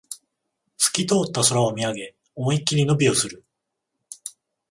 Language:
Japanese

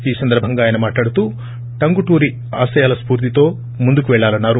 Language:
Telugu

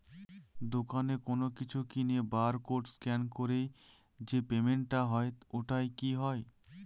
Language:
Bangla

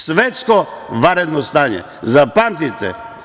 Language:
Serbian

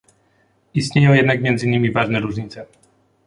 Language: Polish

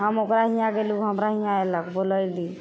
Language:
Maithili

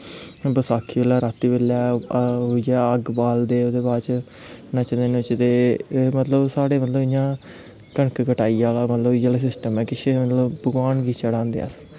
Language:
Dogri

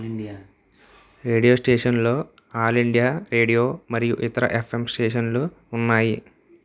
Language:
Telugu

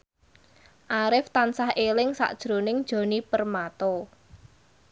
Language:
Javanese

